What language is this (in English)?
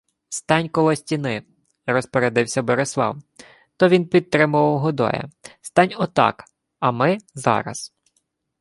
Ukrainian